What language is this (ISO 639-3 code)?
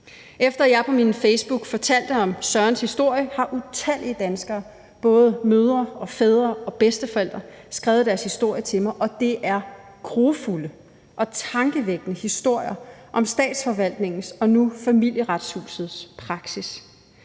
dan